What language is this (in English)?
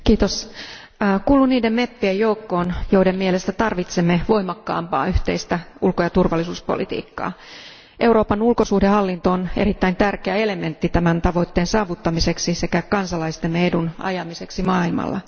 Finnish